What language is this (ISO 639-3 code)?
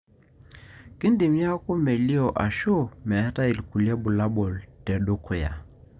mas